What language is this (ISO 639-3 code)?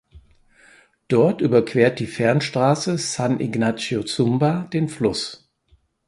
deu